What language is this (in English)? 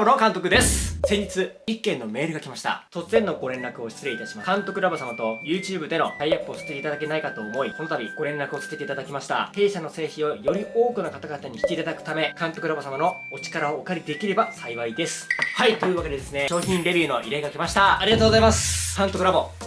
Japanese